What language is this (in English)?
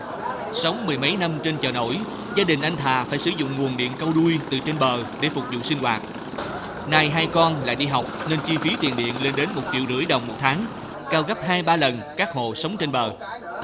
Vietnamese